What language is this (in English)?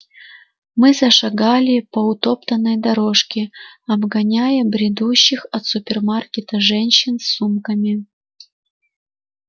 Russian